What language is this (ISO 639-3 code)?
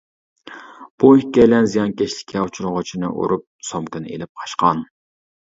uig